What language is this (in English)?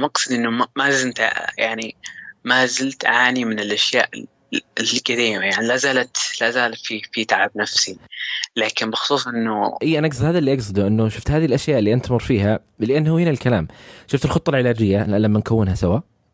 Arabic